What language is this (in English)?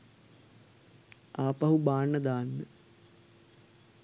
Sinhala